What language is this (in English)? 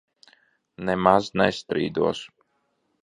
Latvian